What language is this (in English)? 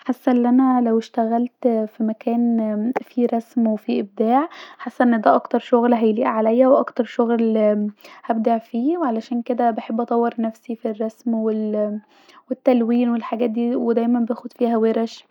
Egyptian Arabic